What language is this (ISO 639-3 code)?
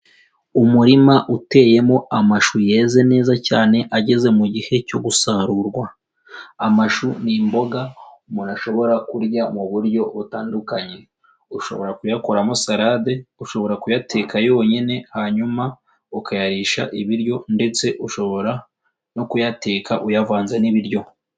kin